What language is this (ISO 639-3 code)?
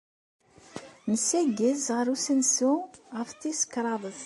kab